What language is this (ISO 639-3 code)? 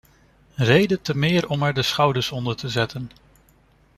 nld